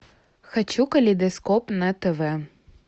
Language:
Russian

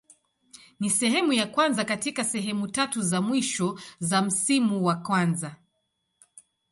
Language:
Swahili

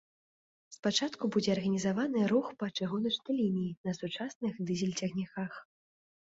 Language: Belarusian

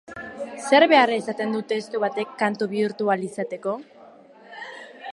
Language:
Basque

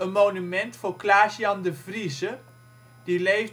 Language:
Dutch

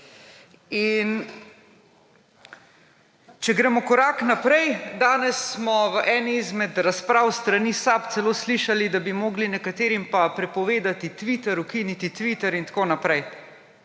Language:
Slovenian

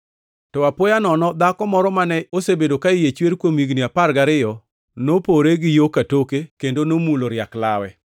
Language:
Luo (Kenya and Tanzania)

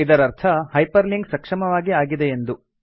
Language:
Kannada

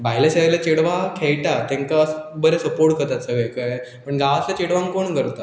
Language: Konkani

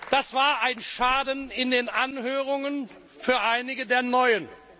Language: German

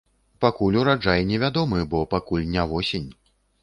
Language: Belarusian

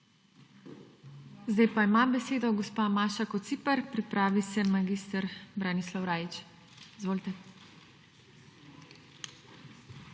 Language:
Slovenian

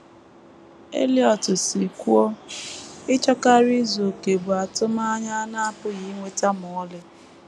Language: Igbo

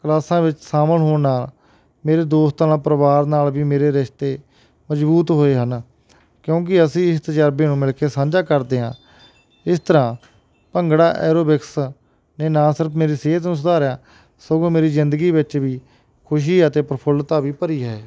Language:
Punjabi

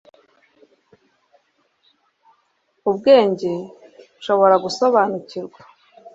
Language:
Kinyarwanda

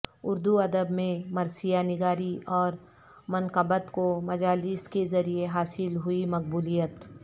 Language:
Urdu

